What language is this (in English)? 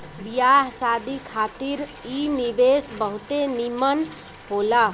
Bhojpuri